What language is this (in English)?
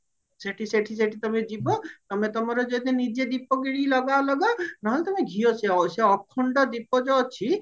Odia